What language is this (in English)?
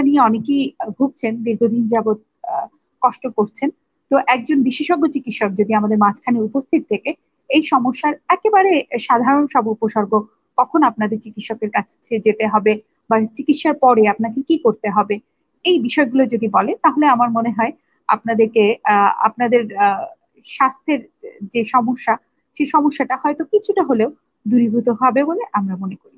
Indonesian